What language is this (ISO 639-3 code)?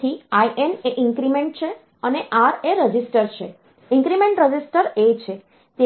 guj